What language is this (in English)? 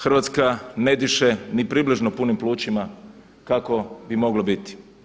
Croatian